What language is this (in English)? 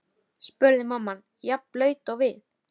Icelandic